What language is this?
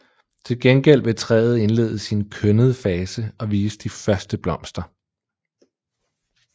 Danish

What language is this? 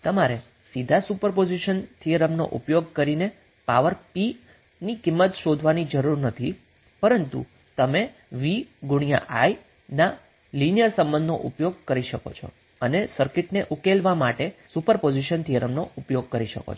Gujarati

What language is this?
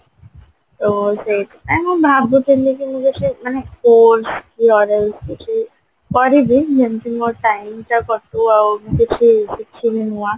Odia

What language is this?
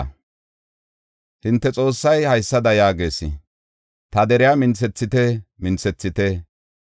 Gofa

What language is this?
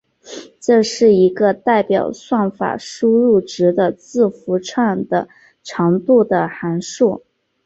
Chinese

